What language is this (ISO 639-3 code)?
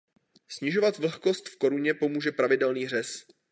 ces